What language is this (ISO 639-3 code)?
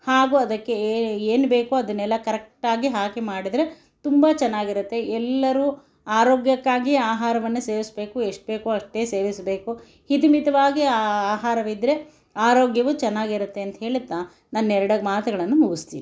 kan